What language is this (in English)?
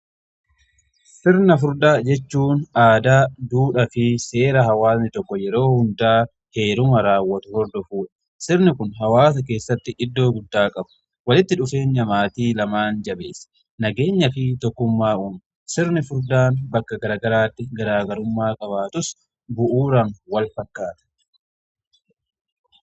Oromo